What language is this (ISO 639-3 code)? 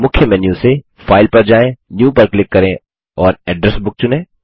hin